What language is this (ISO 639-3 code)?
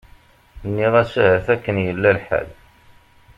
kab